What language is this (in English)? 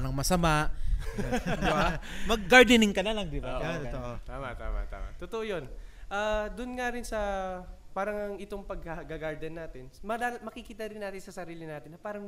Filipino